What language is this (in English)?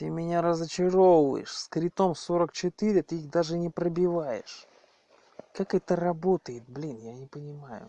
Russian